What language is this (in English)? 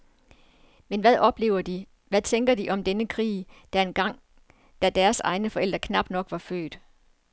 Danish